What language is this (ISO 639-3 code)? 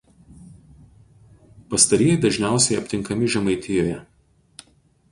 lit